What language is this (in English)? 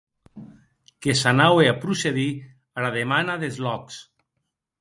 Occitan